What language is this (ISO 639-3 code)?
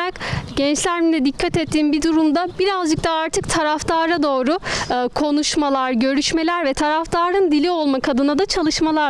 tur